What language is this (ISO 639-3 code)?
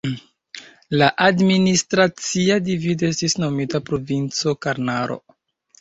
epo